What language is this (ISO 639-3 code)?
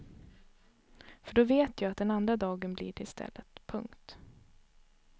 swe